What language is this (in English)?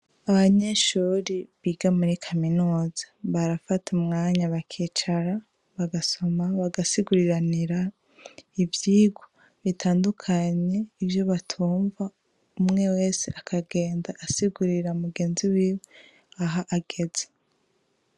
Rundi